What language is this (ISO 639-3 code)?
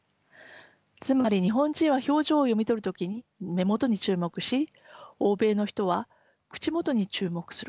jpn